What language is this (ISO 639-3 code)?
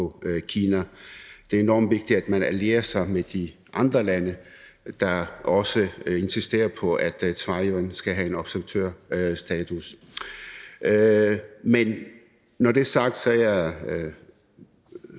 dan